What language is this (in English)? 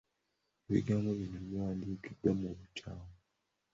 Ganda